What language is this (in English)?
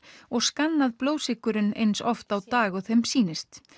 Icelandic